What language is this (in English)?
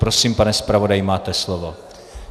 Czech